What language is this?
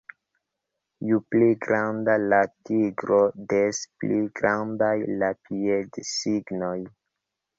Esperanto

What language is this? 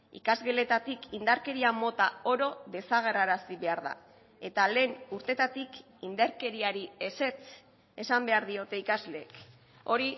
Basque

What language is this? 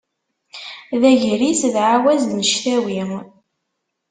Kabyle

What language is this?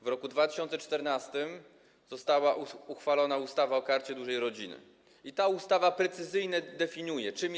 Polish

